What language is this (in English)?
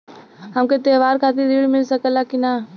Bhojpuri